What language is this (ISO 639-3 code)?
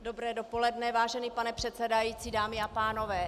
ces